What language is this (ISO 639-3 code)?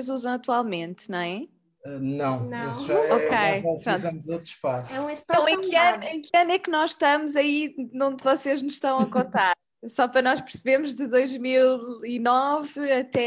por